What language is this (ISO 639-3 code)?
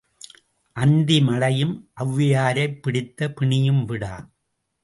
tam